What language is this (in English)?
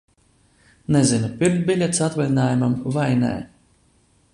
Latvian